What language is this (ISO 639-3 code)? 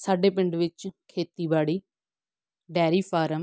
pan